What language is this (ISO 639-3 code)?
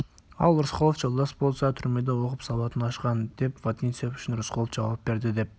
kaz